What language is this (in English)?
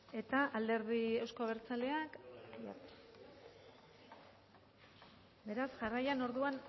Basque